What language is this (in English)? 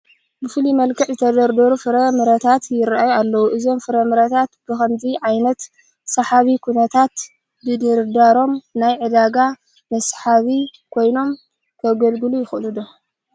Tigrinya